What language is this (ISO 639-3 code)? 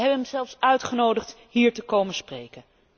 nld